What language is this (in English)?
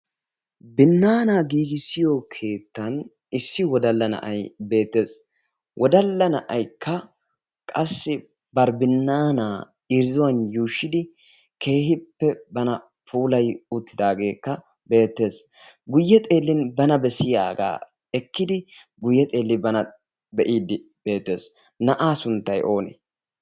Wolaytta